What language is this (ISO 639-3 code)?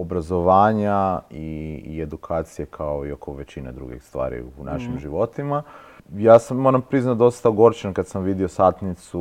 hrv